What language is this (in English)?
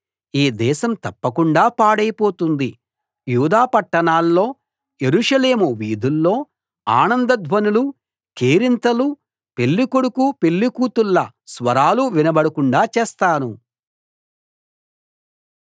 Telugu